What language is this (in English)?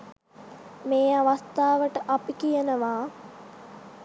Sinhala